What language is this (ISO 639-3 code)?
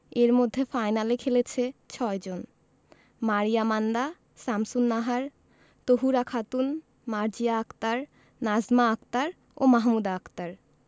ben